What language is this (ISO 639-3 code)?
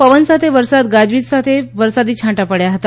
guj